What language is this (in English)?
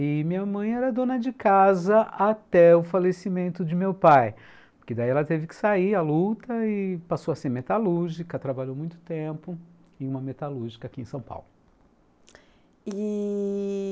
Portuguese